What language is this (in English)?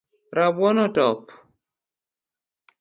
Luo (Kenya and Tanzania)